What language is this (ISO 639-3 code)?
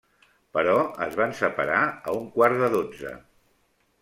cat